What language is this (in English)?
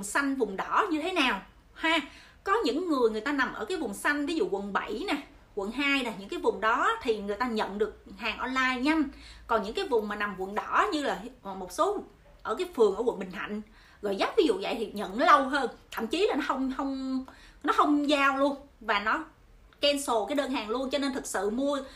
Vietnamese